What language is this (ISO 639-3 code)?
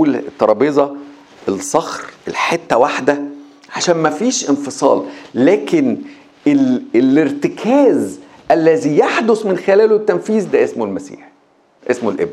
ara